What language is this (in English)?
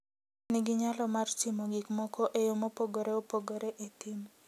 Luo (Kenya and Tanzania)